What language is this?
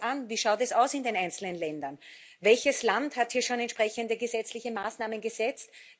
German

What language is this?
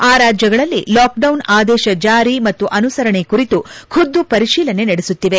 Kannada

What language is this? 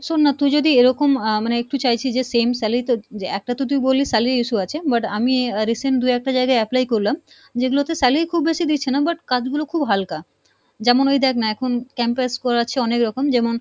Bangla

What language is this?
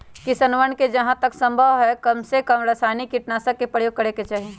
Magahi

